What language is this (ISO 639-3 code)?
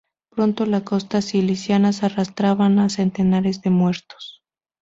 spa